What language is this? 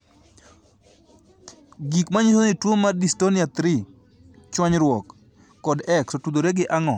Luo (Kenya and Tanzania)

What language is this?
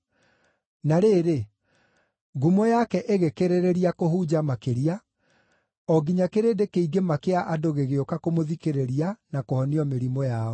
Kikuyu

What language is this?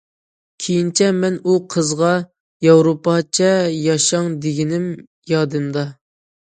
Uyghur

